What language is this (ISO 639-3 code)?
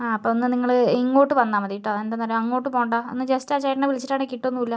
mal